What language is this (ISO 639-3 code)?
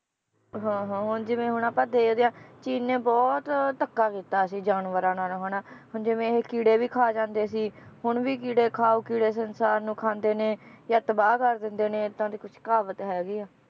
pan